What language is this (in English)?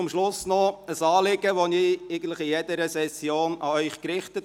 Swiss German